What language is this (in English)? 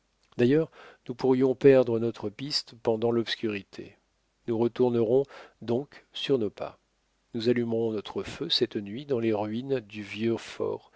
French